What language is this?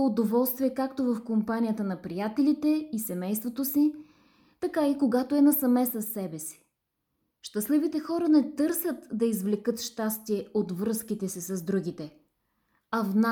Bulgarian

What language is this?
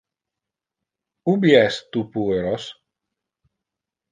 Interlingua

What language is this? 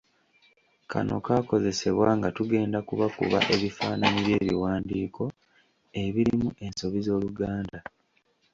Ganda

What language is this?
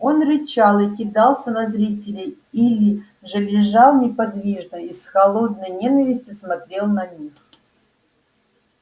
Russian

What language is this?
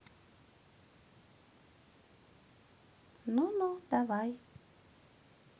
Russian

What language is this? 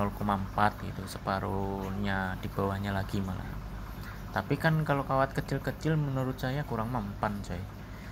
Indonesian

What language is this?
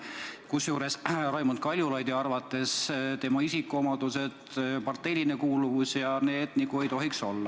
Estonian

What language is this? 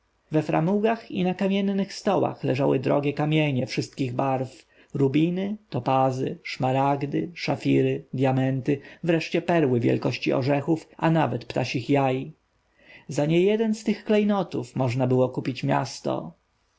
Polish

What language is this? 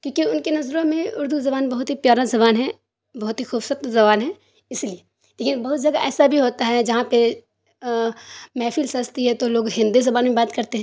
Urdu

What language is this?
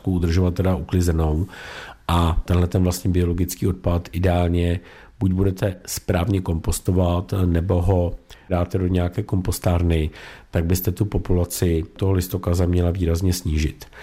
Czech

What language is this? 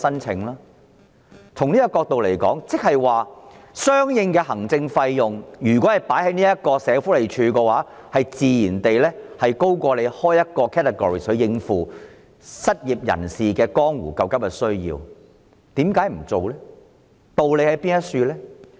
Cantonese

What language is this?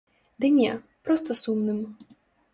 Belarusian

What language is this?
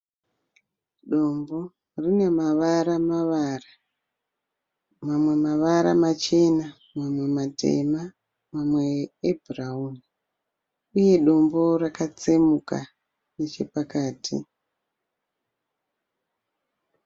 Shona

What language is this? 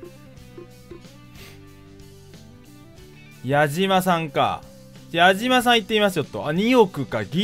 Japanese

